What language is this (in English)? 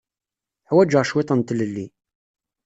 Kabyle